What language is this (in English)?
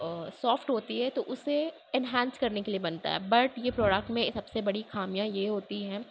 Urdu